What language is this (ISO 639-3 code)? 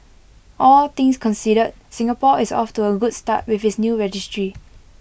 eng